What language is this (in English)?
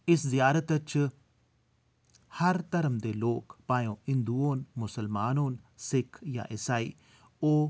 Dogri